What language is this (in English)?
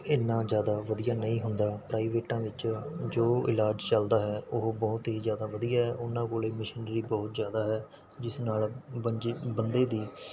Punjabi